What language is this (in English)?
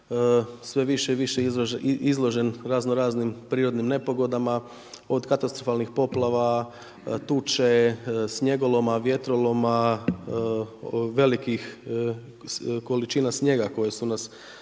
Croatian